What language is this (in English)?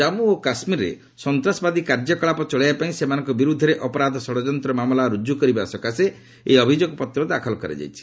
Odia